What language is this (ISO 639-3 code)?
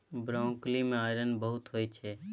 mai